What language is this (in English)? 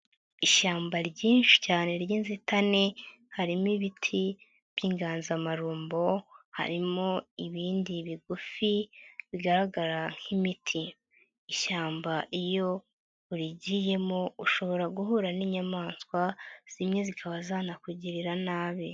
Kinyarwanda